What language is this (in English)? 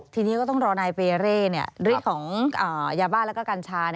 Thai